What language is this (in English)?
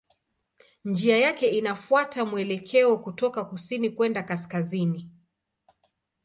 Swahili